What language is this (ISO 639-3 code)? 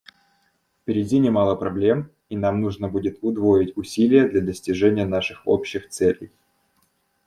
rus